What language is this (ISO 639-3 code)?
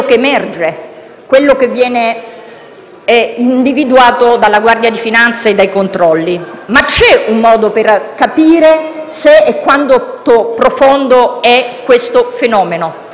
ita